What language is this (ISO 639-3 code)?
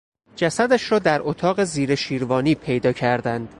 fas